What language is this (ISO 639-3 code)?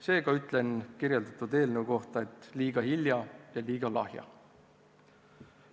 est